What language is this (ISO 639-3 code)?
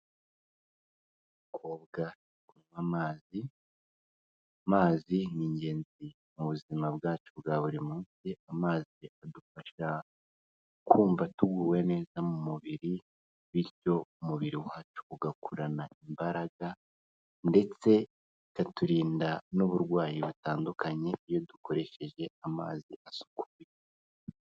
kin